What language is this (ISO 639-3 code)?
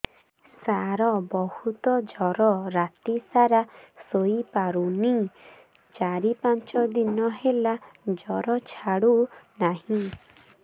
ori